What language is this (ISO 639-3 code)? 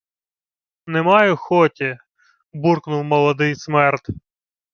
ukr